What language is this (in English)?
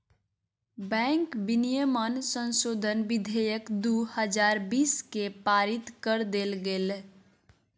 Magahi